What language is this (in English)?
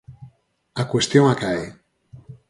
Galician